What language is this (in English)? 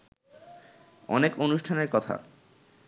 Bangla